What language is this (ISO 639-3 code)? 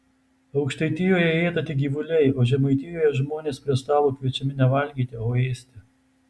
lit